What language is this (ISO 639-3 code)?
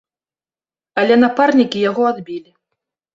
bel